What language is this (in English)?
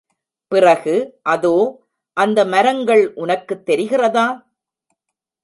Tamil